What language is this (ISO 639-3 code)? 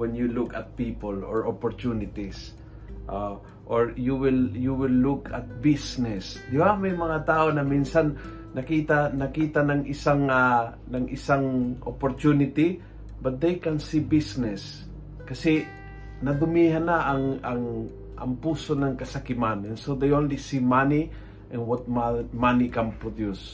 fil